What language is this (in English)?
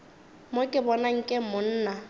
Northern Sotho